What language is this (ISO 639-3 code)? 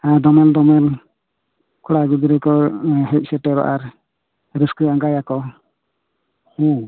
sat